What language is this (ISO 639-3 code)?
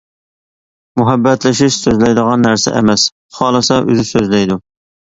uig